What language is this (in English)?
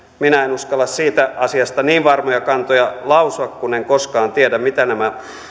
Finnish